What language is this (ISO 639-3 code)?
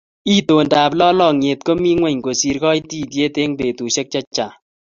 kln